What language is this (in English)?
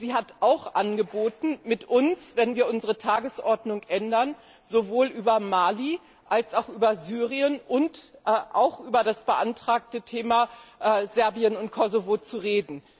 German